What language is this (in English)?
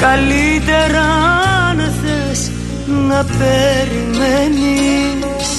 Greek